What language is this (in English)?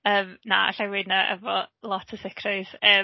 Welsh